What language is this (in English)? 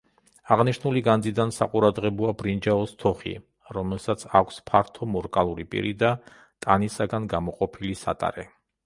Georgian